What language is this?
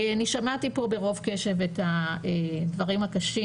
Hebrew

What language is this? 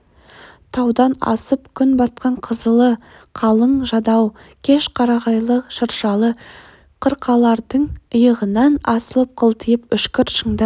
Kazakh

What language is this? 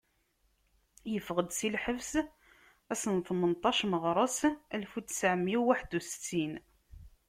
Kabyle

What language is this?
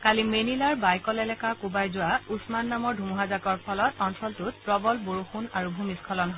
Assamese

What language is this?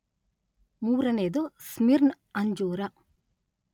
Kannada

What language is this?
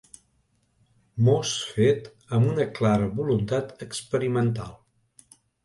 Catalan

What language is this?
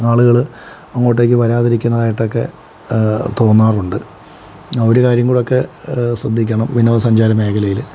Malayalam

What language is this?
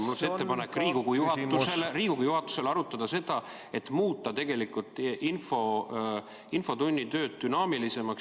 Estonian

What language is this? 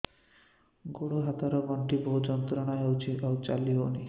Odia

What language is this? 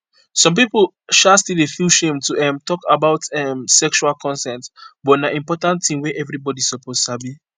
Nigerian Pidgin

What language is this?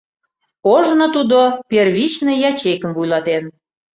Mari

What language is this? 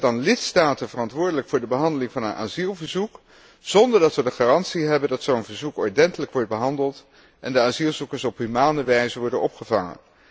Dutch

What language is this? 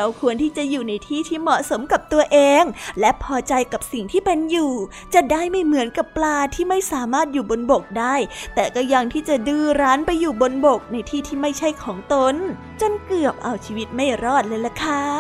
Thai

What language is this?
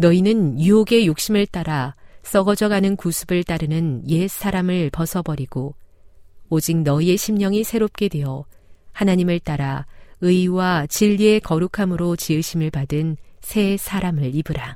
Korean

